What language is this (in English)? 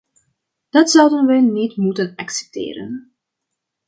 Dutch